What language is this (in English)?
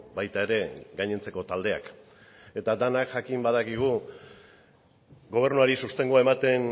Basque